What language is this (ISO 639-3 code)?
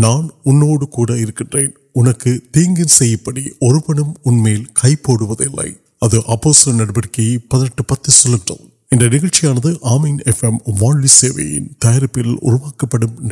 urd